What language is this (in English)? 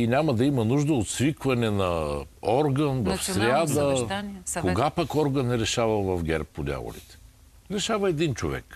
Bulgarian